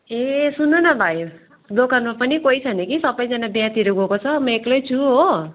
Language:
Nepali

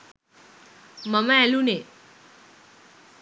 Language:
Sinhala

